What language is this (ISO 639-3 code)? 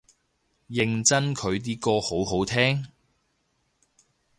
yue